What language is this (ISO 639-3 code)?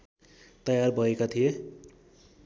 nep